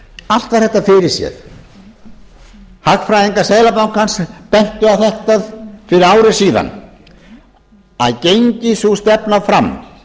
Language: Icelandic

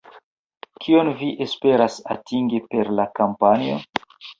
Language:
Esperanto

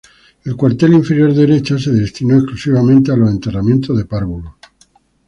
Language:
Spanish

